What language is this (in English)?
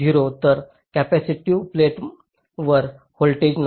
Marathi